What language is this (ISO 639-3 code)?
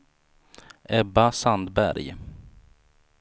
swe